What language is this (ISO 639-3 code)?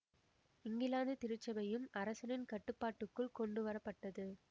tam